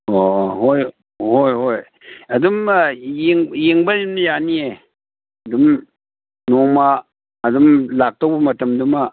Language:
Manipuri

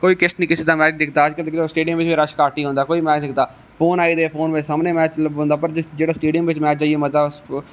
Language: Dogri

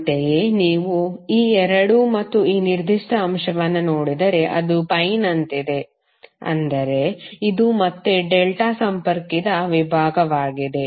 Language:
Kannada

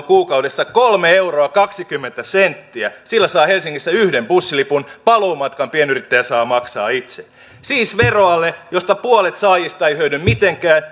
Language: Finnish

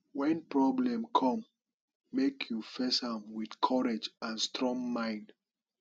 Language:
Nigerian Pidgin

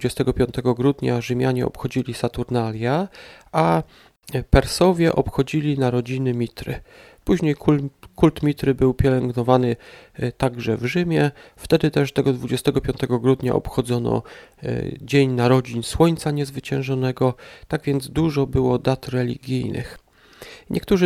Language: Polish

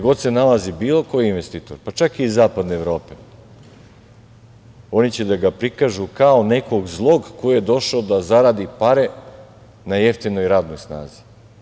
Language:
Serbian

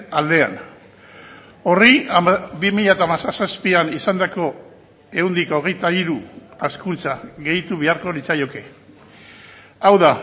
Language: Basque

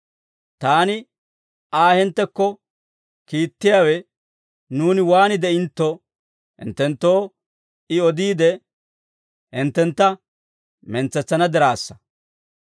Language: Dawro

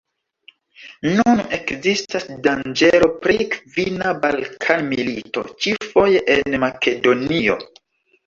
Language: Esperanto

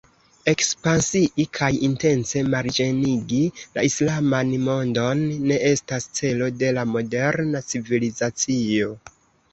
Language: Esperanto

